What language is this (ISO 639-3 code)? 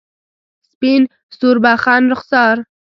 pus